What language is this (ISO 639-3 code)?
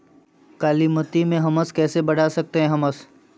mag